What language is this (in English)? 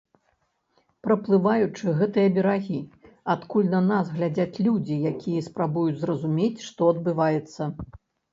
Belarusian